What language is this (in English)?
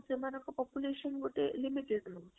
Odia